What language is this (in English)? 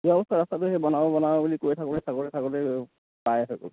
Assamese